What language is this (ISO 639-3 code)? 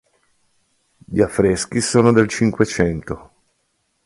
ita